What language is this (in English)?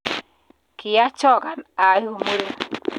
Kalenjin